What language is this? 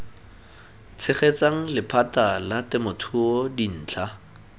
Tswana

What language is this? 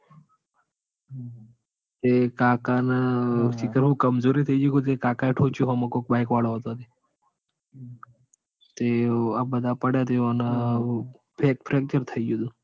Gujarati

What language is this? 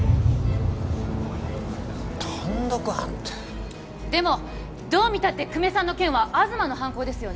Japanese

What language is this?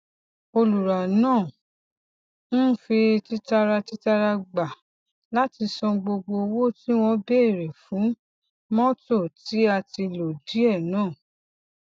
Yoruba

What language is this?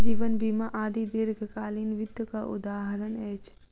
Maithili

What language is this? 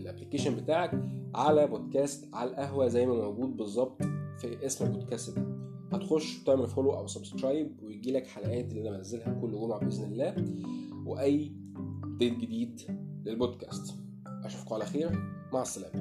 Arabic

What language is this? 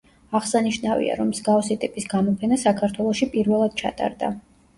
Georgian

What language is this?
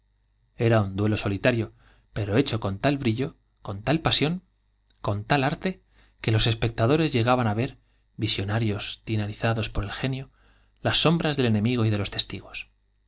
Spanish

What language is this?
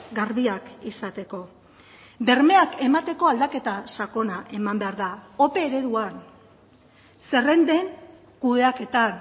Basque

